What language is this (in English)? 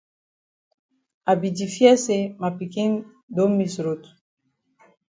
Cameroon Pidgin